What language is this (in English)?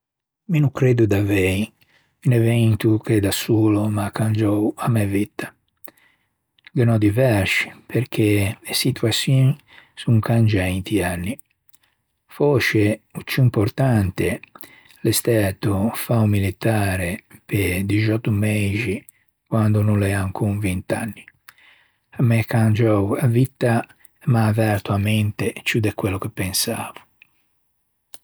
Ligurian